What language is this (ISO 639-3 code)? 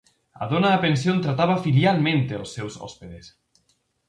glg